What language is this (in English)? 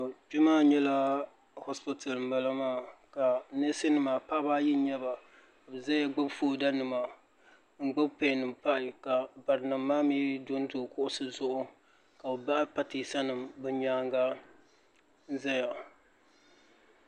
Dagbani